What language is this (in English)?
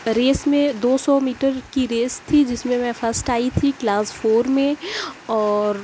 Urdu